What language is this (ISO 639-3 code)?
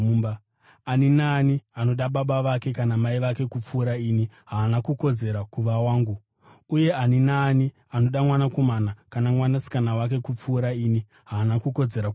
sna